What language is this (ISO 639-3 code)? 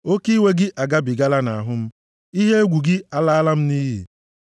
ibo